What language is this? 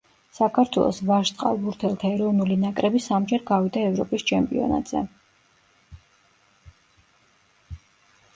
Georgian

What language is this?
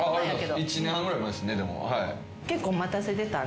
Japanese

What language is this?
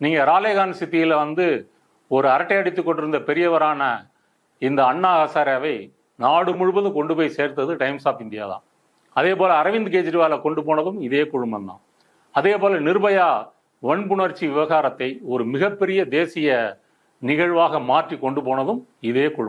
Indonesian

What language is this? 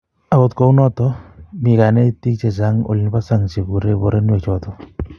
Kalenjin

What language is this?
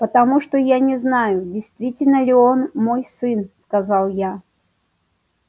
Russian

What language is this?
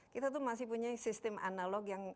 Indonesian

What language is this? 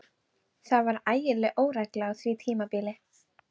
Icelandic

